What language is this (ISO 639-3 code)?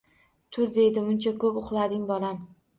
uzb